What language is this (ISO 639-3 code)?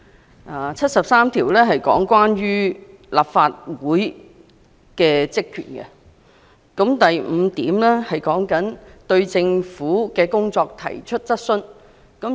yue